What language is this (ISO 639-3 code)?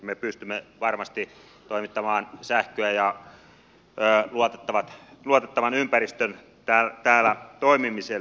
fin